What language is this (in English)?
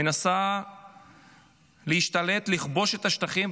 Hebrew